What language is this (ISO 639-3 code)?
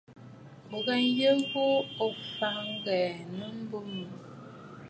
bfd